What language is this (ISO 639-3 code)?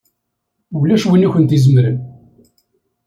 kab